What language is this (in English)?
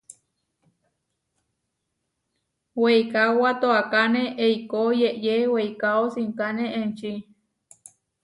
Huarijio